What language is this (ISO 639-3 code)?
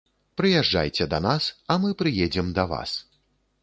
bel